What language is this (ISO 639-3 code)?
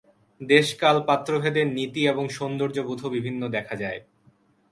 ben